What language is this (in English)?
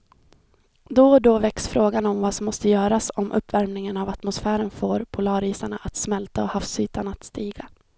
Swedish